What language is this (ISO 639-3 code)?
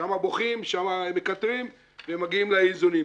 heb